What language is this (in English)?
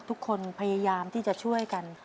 Thai